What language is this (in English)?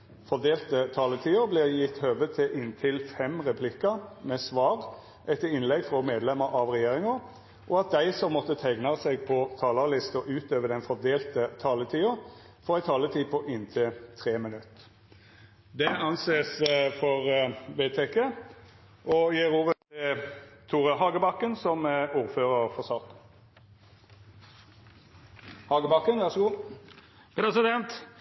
Norwegian